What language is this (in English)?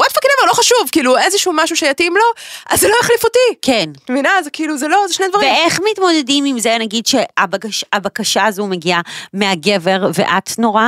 Hebrew